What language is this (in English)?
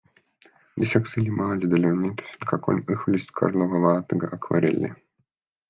Estonian